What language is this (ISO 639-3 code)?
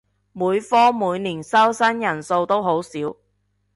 yue